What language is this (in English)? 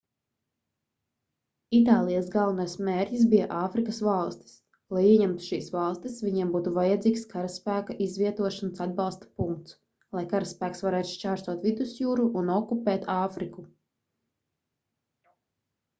Latvian